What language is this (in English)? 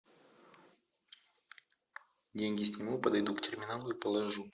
Russian